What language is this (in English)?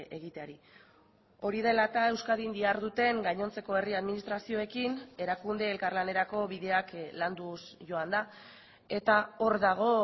Basque